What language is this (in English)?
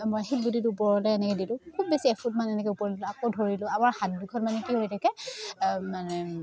Assamese